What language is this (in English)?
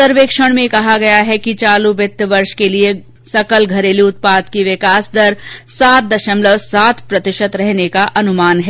Hindi